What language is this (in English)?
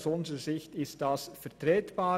Swiss German